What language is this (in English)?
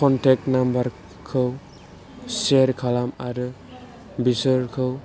Bodo